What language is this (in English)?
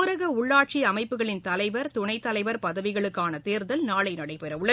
Tamil